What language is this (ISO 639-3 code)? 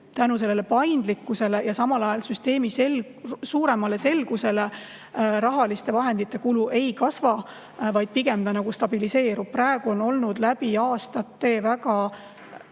est